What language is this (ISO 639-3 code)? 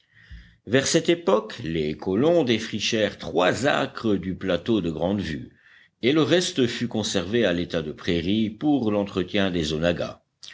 fra